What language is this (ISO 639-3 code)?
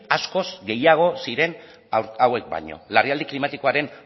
eus